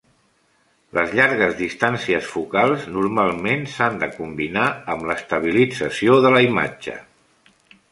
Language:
Catalan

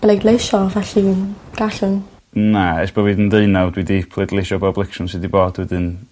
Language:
Welsh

